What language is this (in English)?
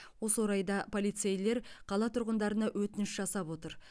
Kazakh